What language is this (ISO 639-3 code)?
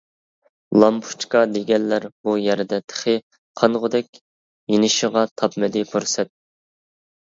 uig